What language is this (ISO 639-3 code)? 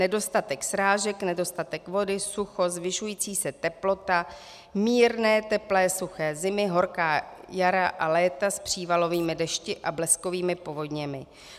ces